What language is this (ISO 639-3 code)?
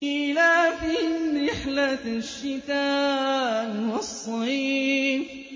ara